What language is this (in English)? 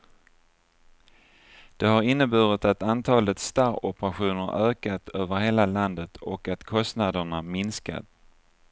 Swedish